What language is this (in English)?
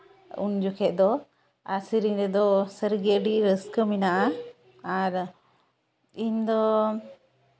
Santali